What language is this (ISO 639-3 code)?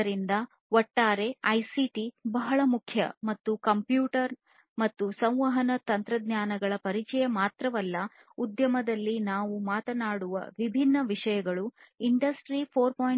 kan